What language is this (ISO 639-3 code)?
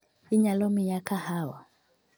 luo